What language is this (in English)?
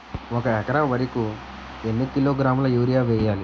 Telugu